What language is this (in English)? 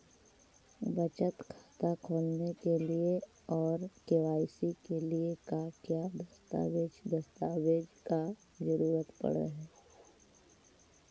Magahi